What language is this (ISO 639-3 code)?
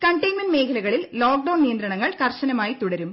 mal